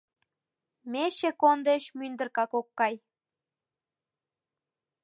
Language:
Mari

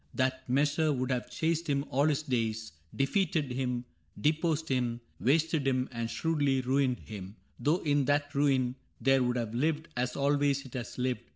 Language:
English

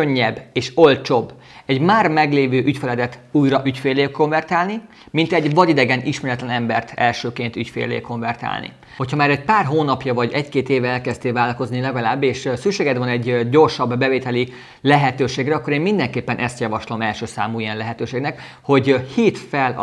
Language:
Hungarian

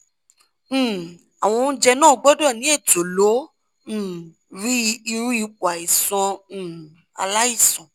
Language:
Yoruba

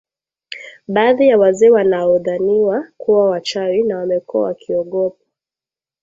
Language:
Swahili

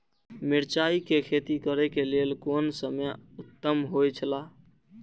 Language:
Maithili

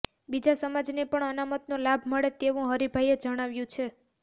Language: Gujarati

